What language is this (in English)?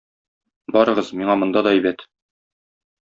Tatar